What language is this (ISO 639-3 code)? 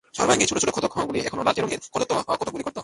ben